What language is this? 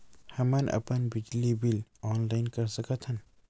Chhattisgarhi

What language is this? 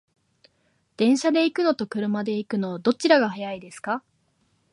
Japanese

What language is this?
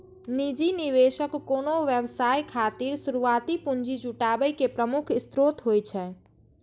Maithili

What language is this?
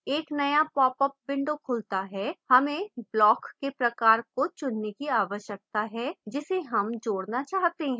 Hindi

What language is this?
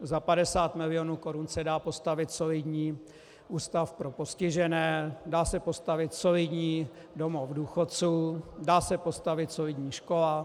Czech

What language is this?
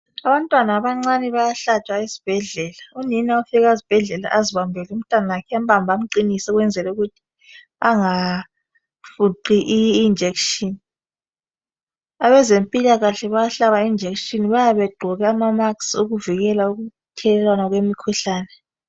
North Ndebele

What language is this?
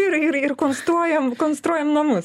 Lithuanian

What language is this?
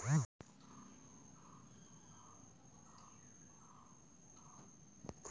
Bangla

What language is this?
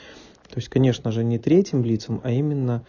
Russian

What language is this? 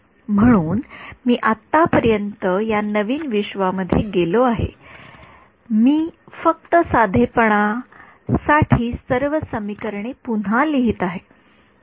Marathi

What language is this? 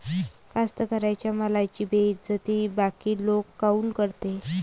Marathi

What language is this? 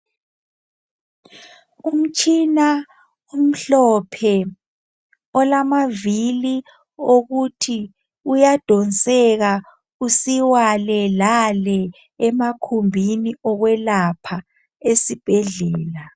North Ndebele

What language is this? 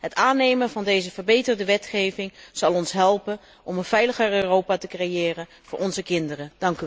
Dutch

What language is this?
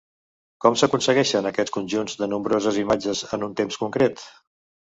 Catalan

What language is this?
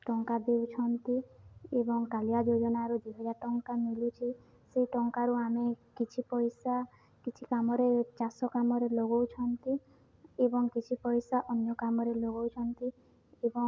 Odia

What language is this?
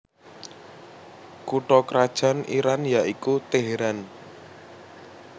Javanese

